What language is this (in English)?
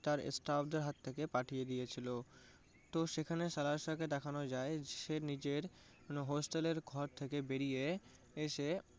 Bangla